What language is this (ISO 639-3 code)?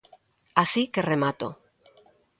glg